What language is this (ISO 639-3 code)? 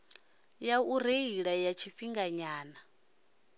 ven